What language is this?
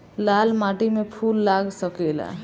Bhojpuri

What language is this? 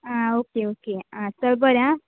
Konkani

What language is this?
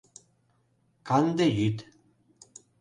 Mari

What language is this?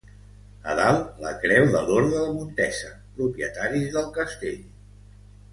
Catalan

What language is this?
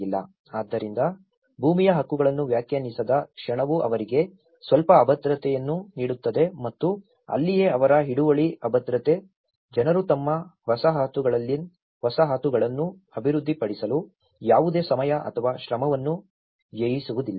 Kannada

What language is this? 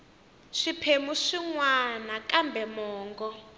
Tsonga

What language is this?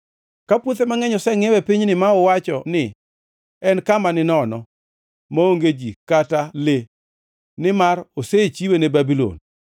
Luo (Kenya and Tanzania)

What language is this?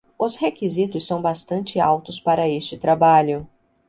Portuguese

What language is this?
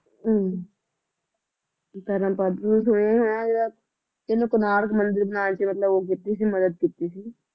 Punjabi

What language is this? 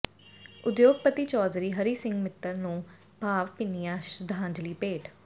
Punjabi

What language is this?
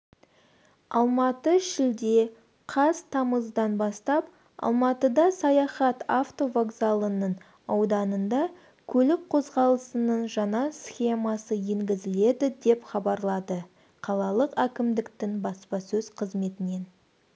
Kazakh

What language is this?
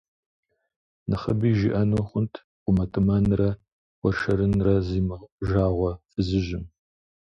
Kabardian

